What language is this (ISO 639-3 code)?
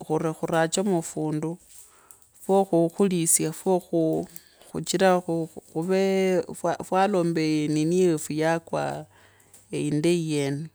lkb